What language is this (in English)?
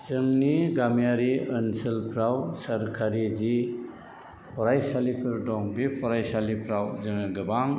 Bodo